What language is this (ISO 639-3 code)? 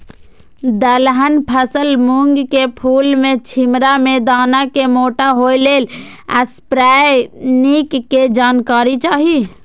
mai